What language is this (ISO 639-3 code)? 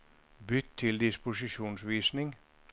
nor